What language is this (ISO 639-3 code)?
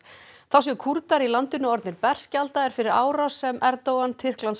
isl